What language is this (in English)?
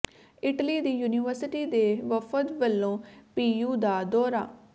Punjabi